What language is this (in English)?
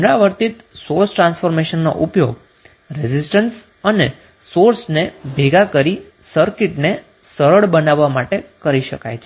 Gujarati